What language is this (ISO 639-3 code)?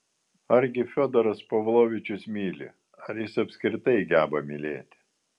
lit